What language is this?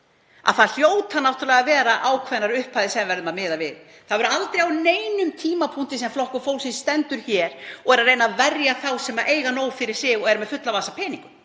Icelandic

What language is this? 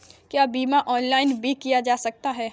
Hindi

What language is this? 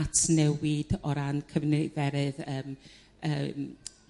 Welsh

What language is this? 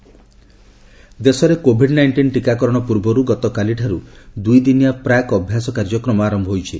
Odia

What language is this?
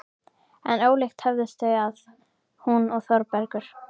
Icelandic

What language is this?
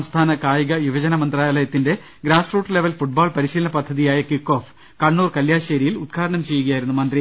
Malayalam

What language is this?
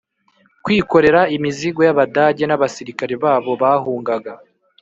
Kinyarwanda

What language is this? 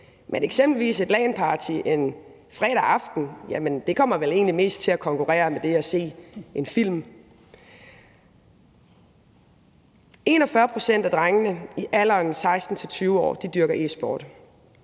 Danish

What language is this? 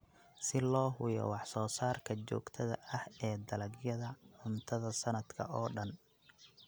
Somali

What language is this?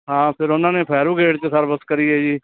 Punjabi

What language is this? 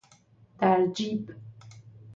Persian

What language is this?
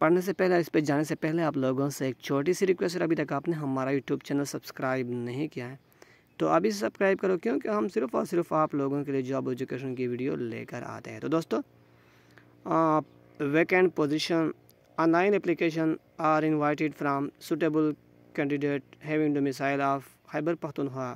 Hindi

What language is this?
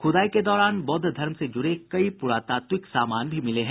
Hindi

